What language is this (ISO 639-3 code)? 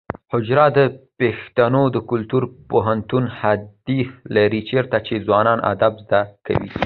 pus